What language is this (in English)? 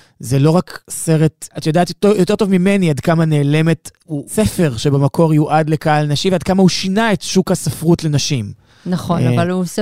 Hebrew